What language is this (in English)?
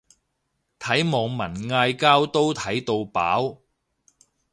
Cantonese